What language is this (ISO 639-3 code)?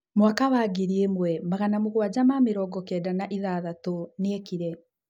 kik